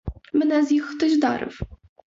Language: Ukrainian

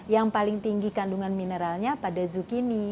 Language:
Indonesian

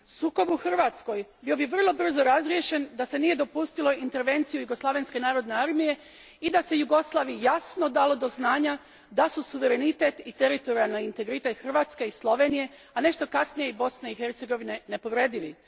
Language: Croatian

